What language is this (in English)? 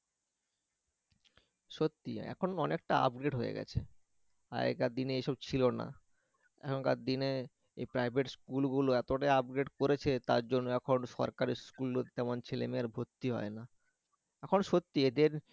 Bangla